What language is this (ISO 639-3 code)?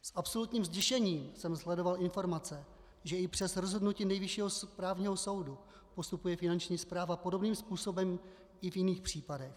ces